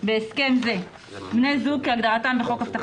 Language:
Hebrew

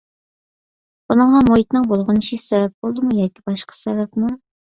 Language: Uyghur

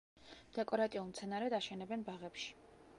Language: Georgian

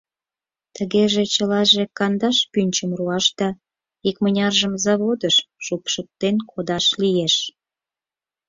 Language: Mari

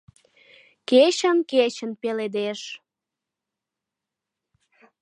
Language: Mari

